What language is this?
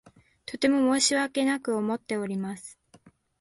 Japanese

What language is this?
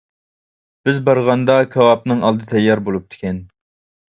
Uyghur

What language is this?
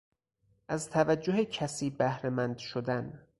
Persian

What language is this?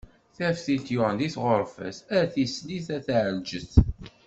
Kabyle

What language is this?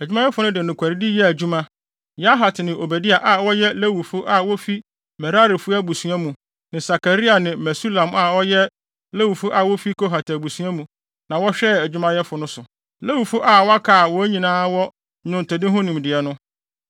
Akan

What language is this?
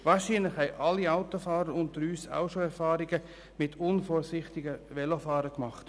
Swiss German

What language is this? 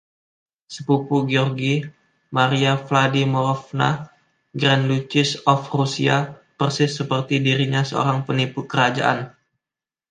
Indonesian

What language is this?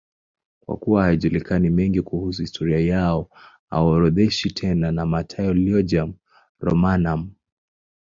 Swahili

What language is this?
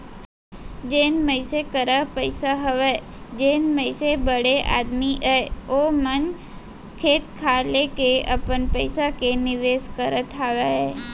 Chhattisgarhi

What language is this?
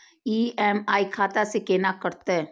Maithili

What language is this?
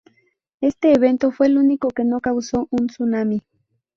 Spanish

